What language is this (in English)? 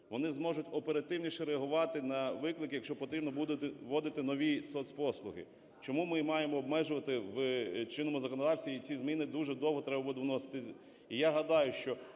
Ukrainian